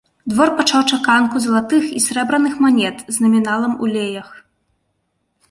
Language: Belarusian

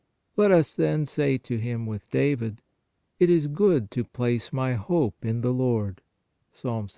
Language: English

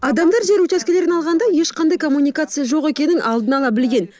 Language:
Kazakh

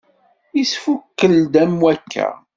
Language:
Kabyle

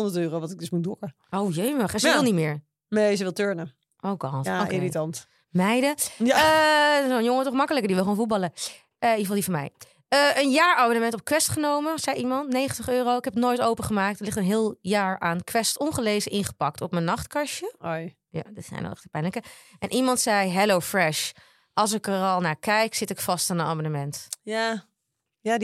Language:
Dutch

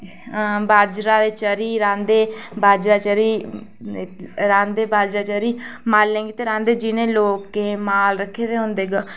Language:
Dogri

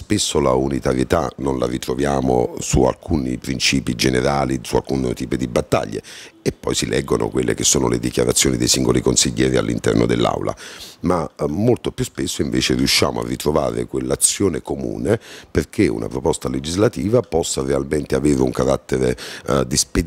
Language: Italian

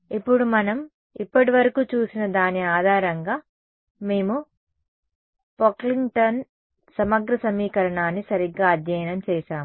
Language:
Telugu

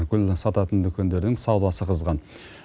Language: Kazakh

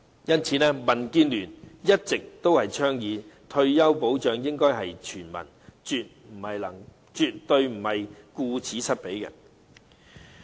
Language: Cantonese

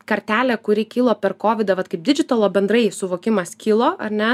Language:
Lithuanian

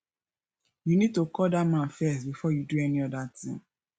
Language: Nigerian Pidgin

